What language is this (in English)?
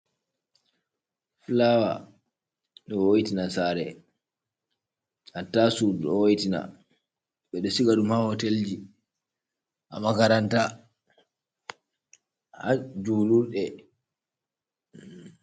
Fula